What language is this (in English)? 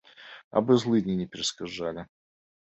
Belarusian